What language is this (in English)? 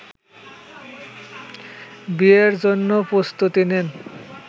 Bangla